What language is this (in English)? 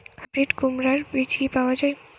Bangla